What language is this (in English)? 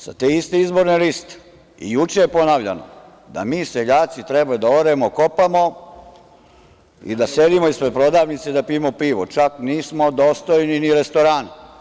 Serbian